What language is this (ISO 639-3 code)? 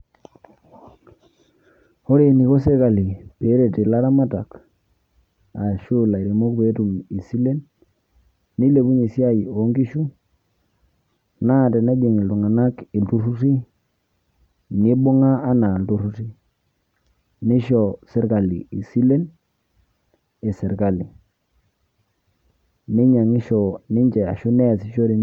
mas